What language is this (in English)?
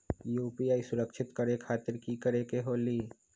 Magahi